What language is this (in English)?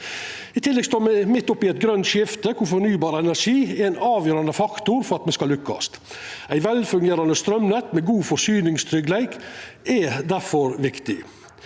Norwegian